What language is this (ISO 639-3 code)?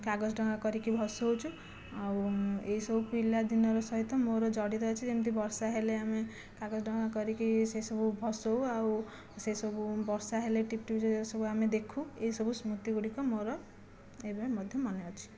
ori